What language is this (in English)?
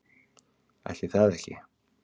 Icelandic